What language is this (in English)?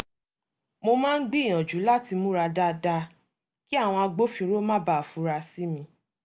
Yoruba